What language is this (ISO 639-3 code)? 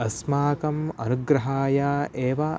san